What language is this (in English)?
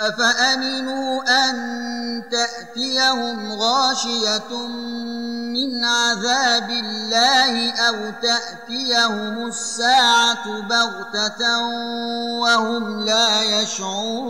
Arabic